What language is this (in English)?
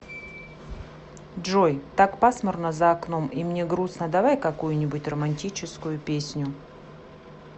Russian